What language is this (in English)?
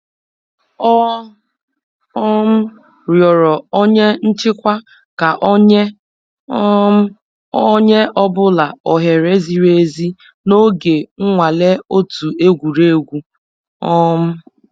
Igbo